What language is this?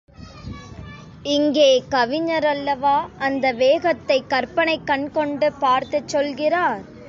Tamil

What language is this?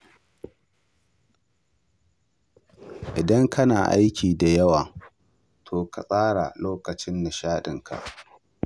Hausa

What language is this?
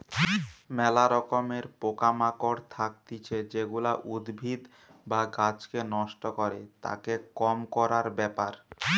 Bangla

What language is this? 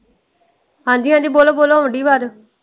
Punjabi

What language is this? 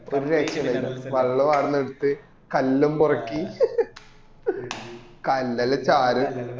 Malayalam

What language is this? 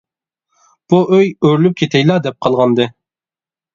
Uyghur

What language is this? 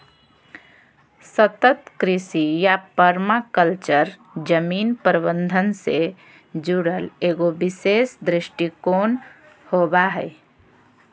Magahi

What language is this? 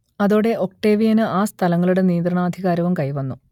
Malayalam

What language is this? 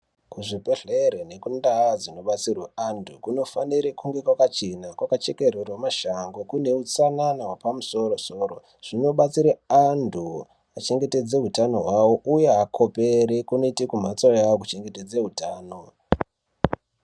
Ndau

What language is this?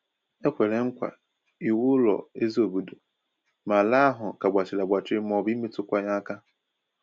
Igbo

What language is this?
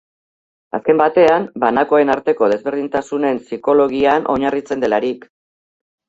Basque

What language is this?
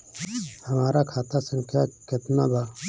Bhojpuri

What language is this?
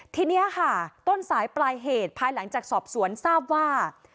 Thai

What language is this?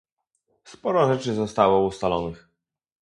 Polish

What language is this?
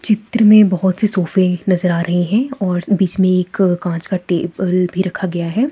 Hindi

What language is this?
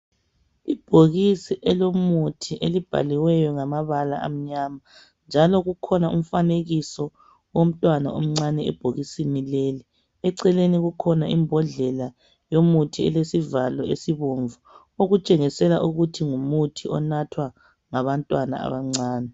North Ndebele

